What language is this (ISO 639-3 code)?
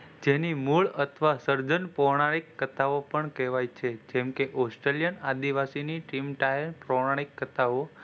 guj